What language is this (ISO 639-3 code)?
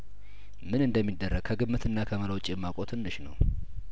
amh